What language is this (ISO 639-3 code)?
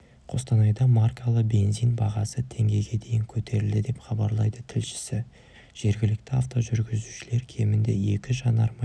kaz